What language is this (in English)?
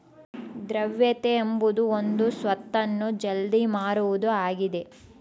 Kannada